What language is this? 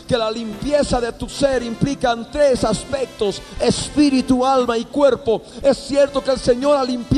Spanish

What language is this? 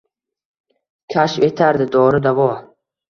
Uzbek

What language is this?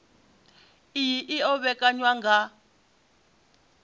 Venda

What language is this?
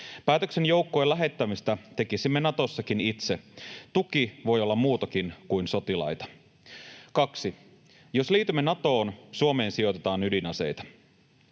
Finnish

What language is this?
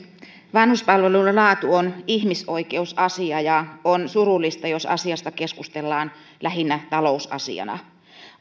Finnish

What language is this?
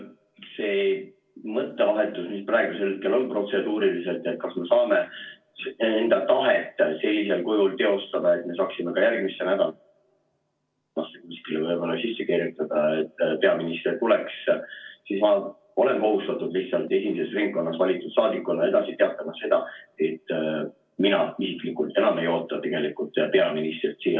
Estonian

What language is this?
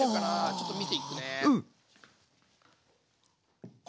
Japanese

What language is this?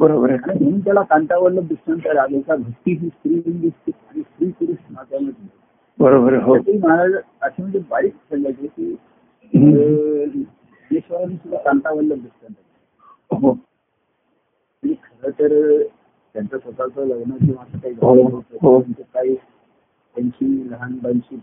Marathi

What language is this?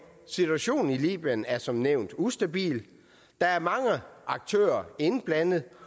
Danish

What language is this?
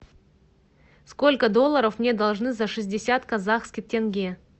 Russian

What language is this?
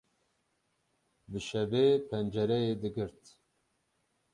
Kurdish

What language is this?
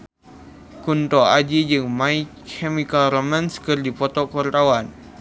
Sundanese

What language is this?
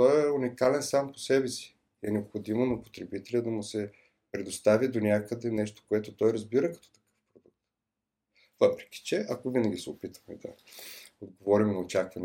Bulgarian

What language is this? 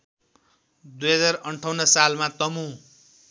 Nepali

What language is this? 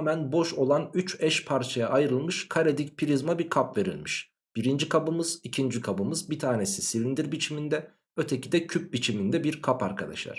Turkish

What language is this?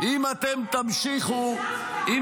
Hebrew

